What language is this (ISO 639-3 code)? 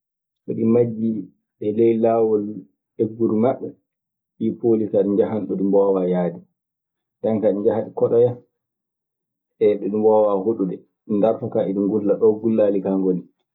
ffm